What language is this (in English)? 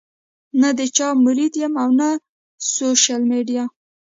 Pashto